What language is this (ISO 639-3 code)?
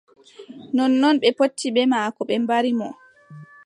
fub